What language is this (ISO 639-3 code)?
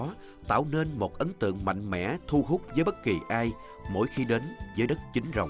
vie